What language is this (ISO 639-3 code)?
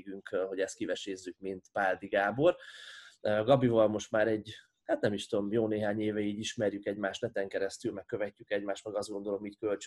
hun